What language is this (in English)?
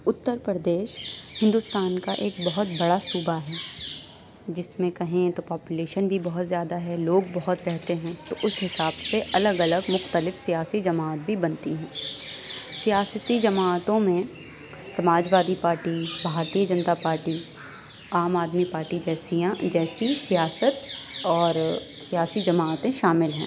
Urdu